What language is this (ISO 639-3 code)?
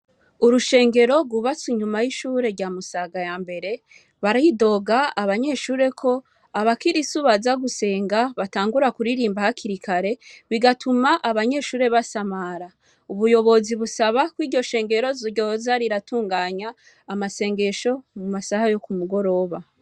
run